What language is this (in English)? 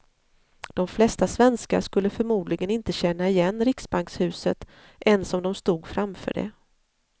Swedish